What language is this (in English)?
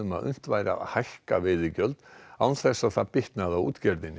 Icelandic